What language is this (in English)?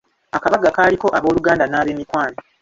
Ganda